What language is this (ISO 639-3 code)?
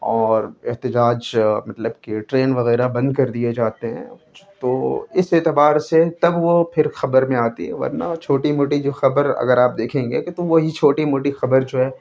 urd